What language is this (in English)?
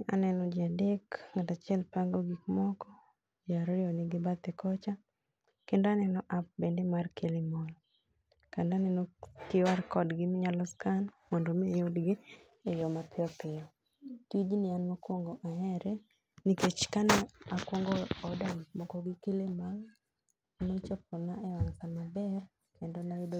Luo (Kenya and Tanzania)